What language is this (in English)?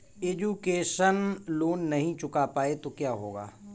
Hindi